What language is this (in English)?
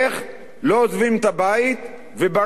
Hebrew